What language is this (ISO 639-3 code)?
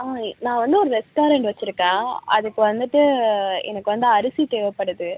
tam